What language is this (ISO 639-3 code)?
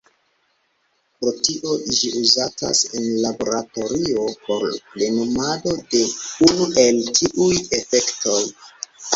epo